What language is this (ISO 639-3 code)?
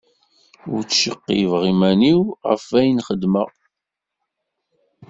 kab